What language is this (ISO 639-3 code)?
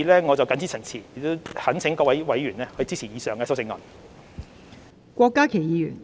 yue